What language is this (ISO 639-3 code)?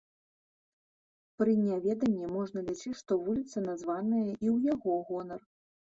bel